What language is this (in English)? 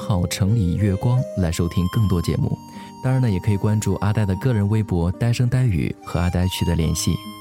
Chinese